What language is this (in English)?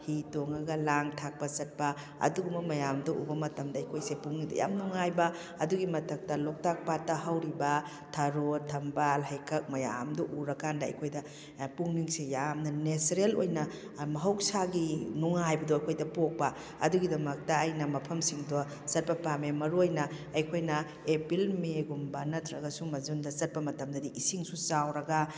Manipuri